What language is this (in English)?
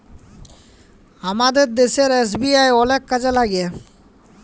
Bangla